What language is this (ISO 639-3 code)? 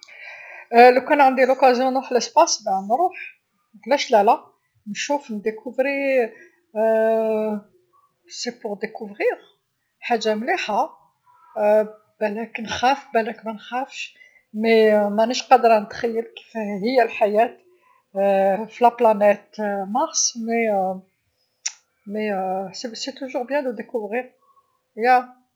arq